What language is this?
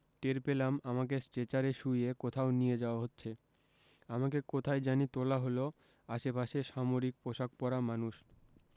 Bangla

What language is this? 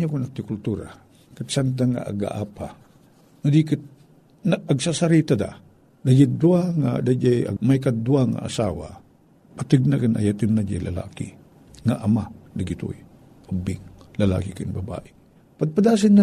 Filipino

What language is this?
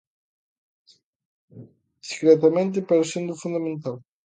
Galician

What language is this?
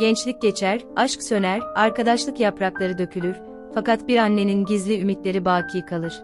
Turkish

